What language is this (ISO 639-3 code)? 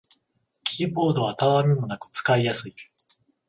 jpn